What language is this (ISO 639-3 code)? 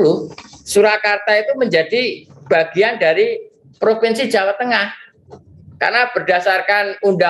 ind